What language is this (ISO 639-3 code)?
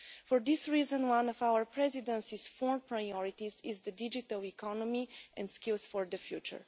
eng